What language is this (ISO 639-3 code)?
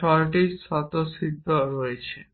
ben